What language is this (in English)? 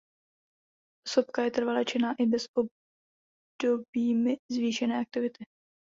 Czech